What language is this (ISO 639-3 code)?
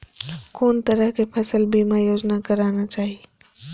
mai